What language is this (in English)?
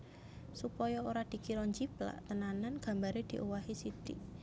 Javanese